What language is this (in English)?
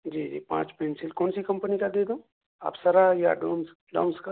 Urdu